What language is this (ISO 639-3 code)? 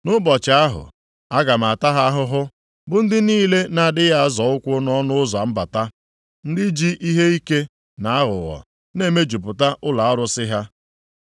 ibo